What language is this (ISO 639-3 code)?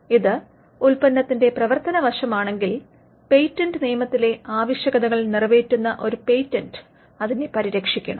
mal